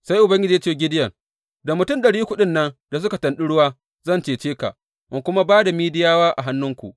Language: Hausa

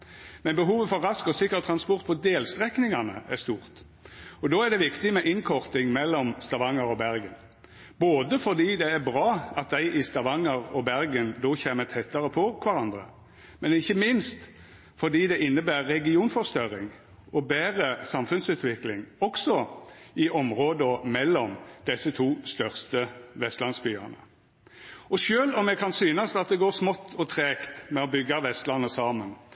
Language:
Norwegian Nynorsk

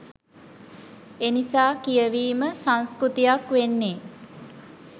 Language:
Sinhala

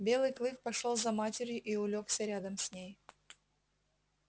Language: Russian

